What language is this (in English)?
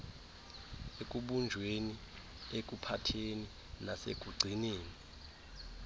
Xhosa